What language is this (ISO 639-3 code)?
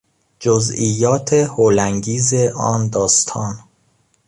fas